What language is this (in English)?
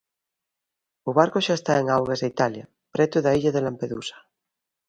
Galician